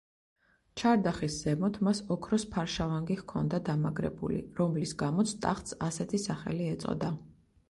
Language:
Georgian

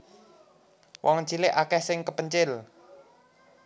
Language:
Javanese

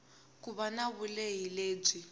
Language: Tsonga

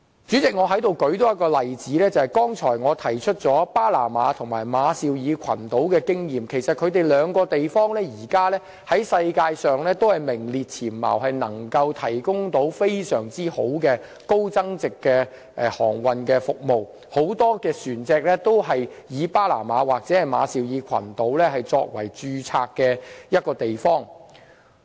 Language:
Cantonese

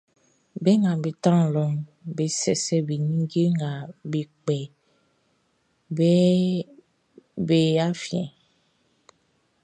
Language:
Baoulé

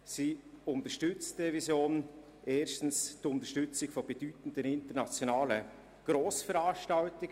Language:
Swiss German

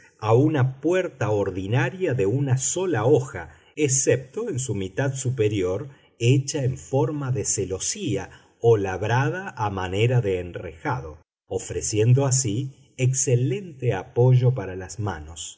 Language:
Spanish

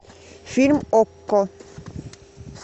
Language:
Russian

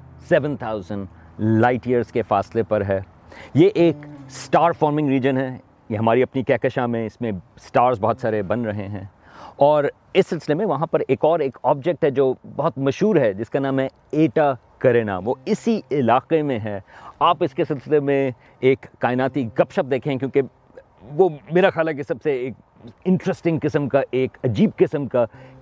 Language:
Urdu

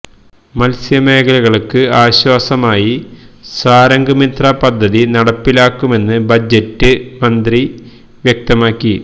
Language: Malayalam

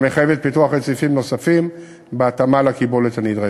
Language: Hebrew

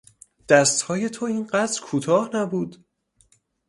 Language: Persian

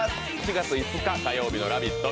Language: Japanese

